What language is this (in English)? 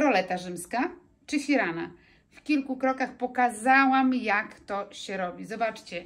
Polish